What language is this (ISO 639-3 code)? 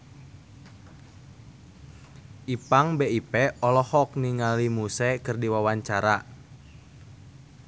sun